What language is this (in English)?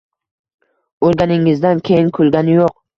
Uzbek